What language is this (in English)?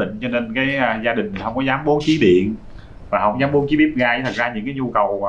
Vietnamese